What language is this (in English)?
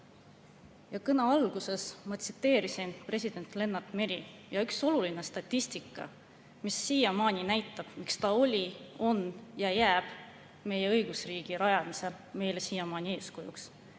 Estonian